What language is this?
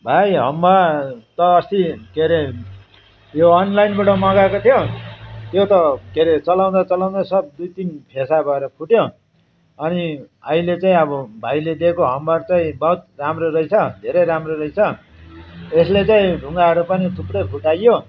Nepali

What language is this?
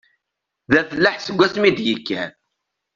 Kabyle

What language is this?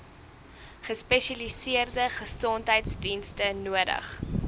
Afrikaans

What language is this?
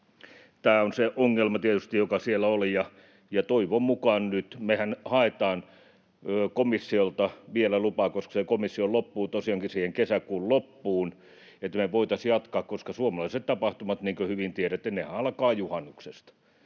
Finnish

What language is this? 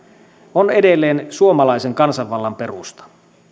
Finnish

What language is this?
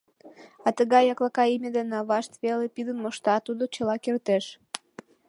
Mari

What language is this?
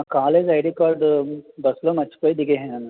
Telugu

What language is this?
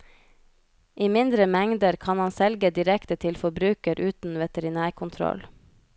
Norwegian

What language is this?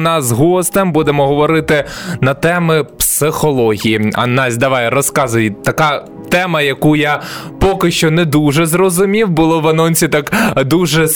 Ukrainian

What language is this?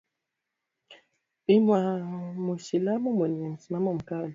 Swahili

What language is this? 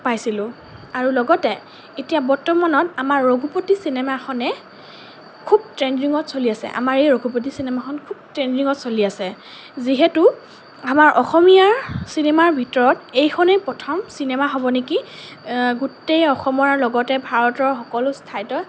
Assamese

